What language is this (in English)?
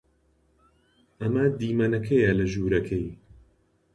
Central Kurdish